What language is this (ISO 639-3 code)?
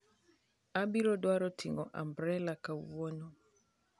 luo